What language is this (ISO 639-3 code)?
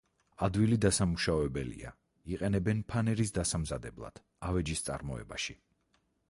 kat